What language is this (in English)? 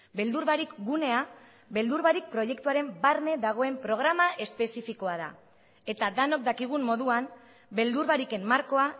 Basque